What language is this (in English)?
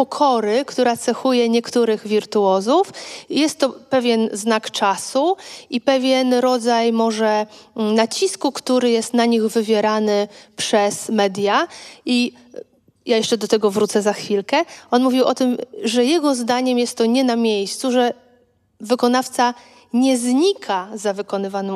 Polish